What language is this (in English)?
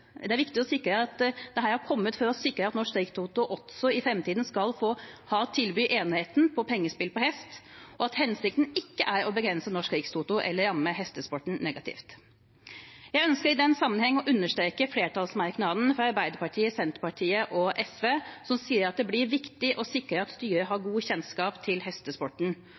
Norwegian Bokmål